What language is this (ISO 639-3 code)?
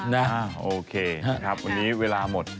tha